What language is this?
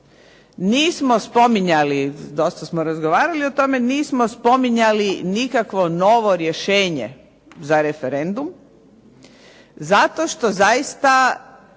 Croatian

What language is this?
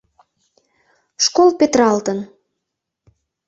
Mari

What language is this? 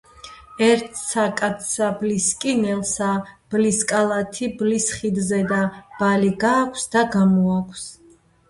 Georgian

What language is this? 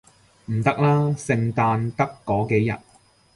Cantonese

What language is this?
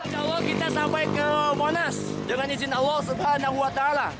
Indonesian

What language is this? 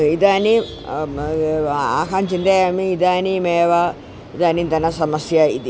Sanskrit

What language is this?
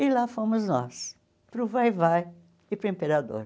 Portuguese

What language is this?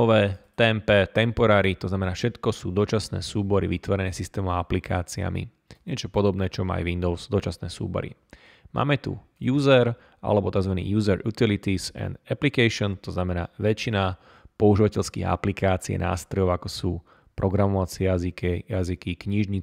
Slovak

